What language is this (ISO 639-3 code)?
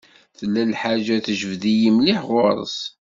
kab